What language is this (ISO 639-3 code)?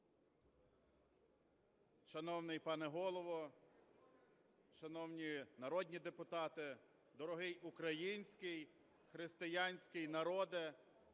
ukr